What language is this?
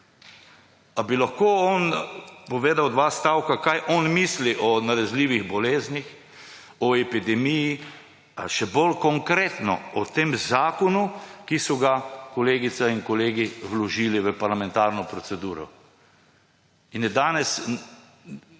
Slovenian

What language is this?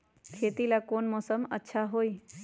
Magahi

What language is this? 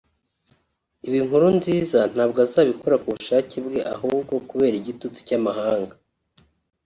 Kinyarwanda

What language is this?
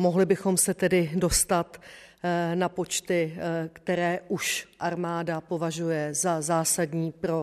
Czech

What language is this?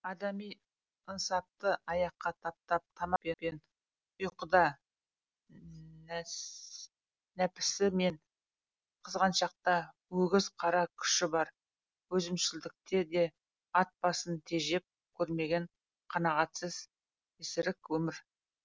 Kazakh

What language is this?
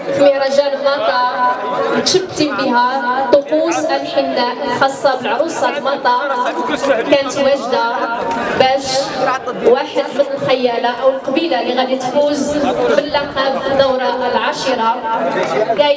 Arabic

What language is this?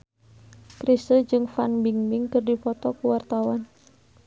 Sundanese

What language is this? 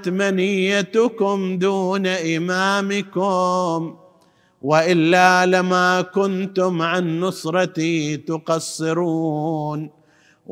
Arabic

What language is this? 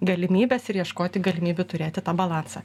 Lithuanian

